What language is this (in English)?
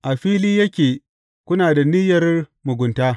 Hausa